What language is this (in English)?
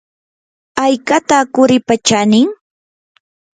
Yanahuanca Pasco Quechua